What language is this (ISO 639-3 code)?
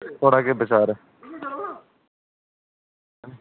doi